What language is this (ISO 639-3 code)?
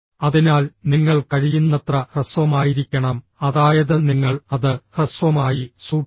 mal